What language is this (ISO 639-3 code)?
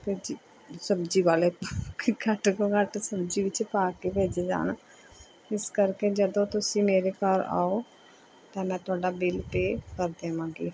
pan